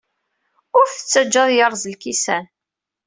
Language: Kabyle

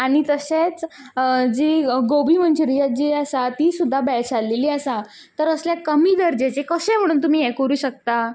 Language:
Konkani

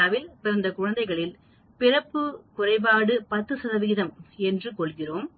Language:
Tamil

